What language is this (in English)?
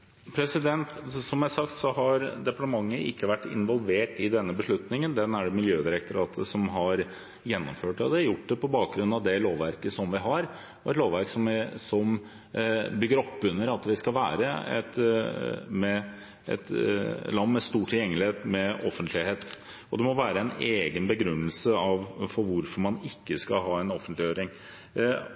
Norwegian Bokmål